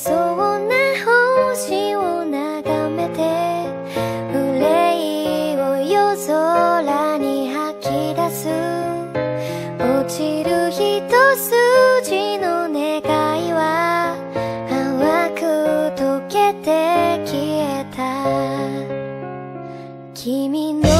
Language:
Korean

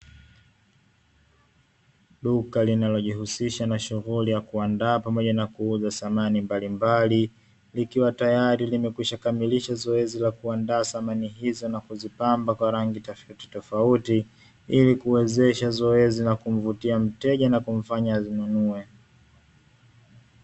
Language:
Swahili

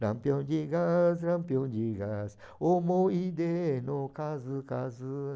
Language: Portuguese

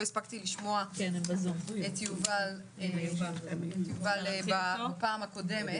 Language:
Hebrew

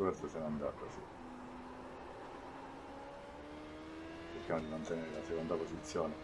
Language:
Italian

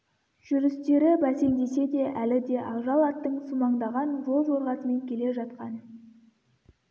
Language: Kazakh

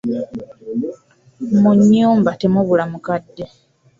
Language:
Ganda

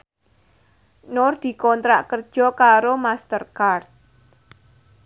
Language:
Javanese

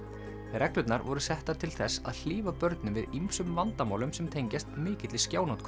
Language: Icelandic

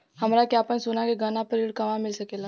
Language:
Bhojpuri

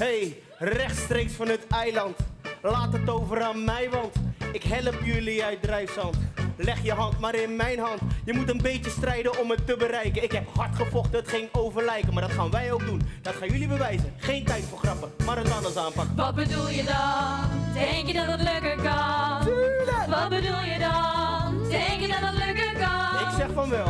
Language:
Dutch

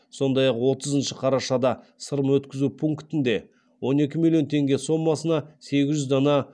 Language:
Kazakh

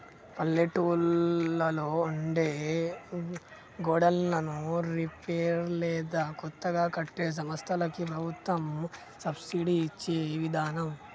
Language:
Telugu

